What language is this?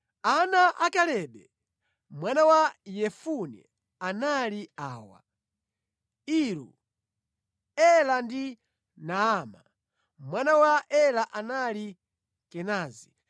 Nyanja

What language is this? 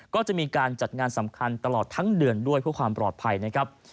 Thai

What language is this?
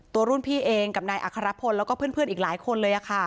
Thai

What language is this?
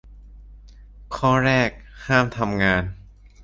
Thai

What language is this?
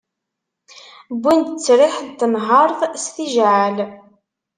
Kabyle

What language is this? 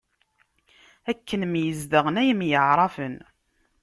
Kabyle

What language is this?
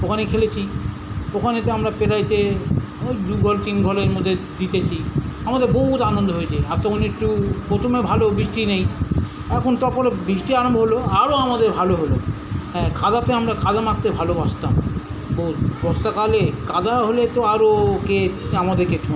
Bangla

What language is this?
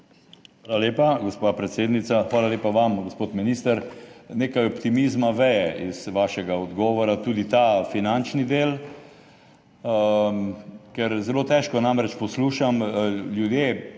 Slovenian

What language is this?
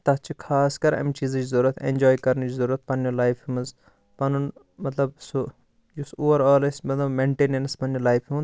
Kashmiri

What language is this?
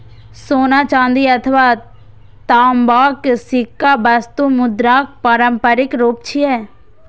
Maithili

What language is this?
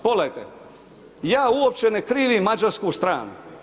Croatian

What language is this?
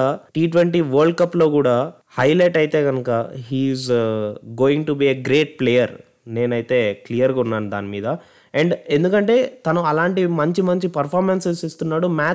Telugu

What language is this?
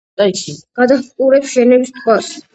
Georgian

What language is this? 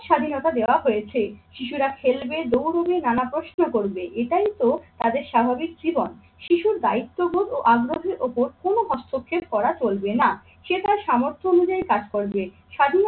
Bangla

